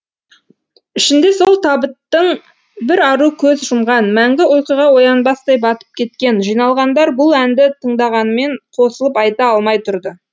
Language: Kazakh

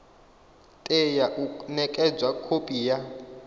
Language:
Venda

